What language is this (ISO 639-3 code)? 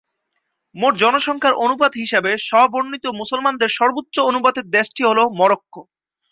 ben